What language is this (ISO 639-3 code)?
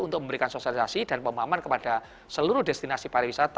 ind